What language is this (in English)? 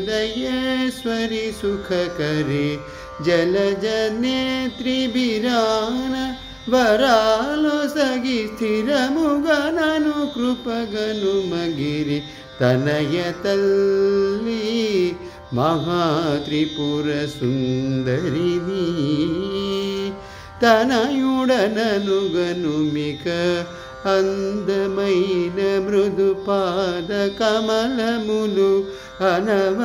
Romanian